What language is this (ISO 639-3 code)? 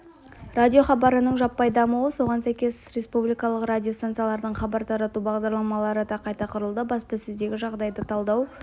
kaz